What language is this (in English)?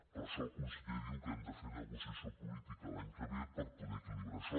Catalan